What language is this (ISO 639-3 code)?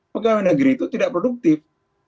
ind